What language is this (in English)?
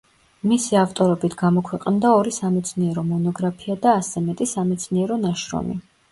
Georgian